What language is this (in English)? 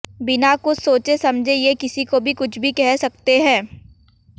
Hindi